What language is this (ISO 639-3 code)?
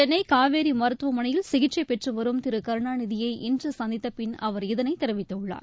tam